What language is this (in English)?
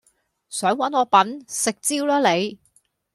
Cantonese